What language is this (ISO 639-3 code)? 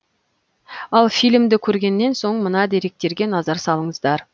kaz